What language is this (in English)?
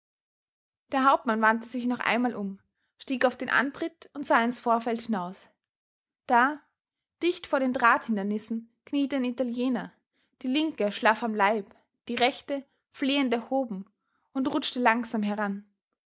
German